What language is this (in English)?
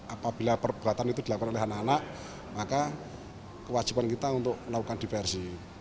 Indonesian